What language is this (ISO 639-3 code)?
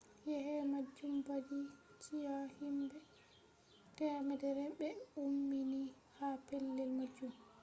ful